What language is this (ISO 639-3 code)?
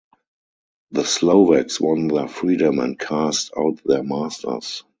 eng